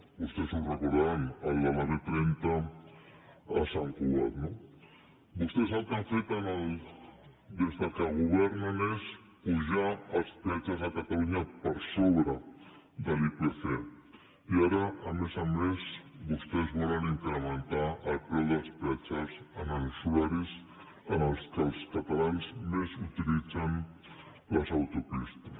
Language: Catalan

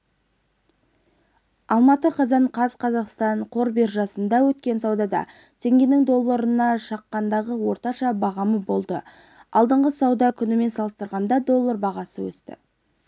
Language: Kazakh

